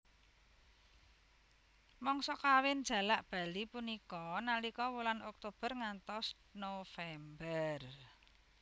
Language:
Javanese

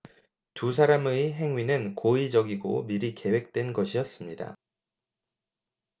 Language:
Korean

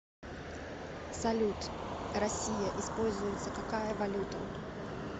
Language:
Russian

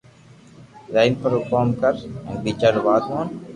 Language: Loarki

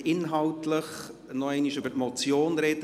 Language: Swiss German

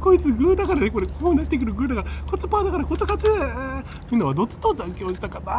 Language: Japanese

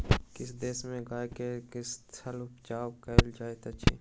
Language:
Maithili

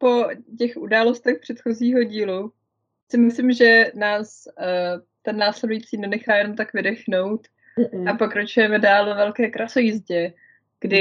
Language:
Czech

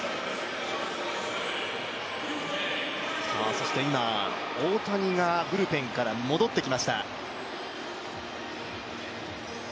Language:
Japanese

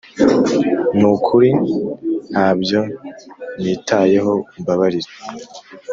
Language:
Kinyarwanda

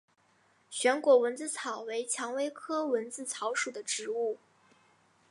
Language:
Chinese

